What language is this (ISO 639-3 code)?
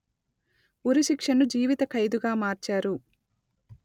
tel